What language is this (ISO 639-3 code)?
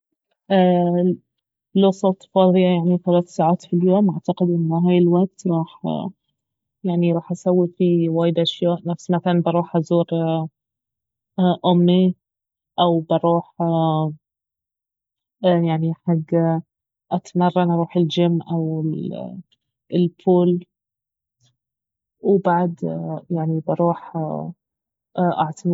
abv